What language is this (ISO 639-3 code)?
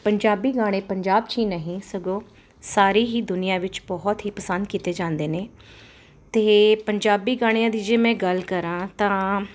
pan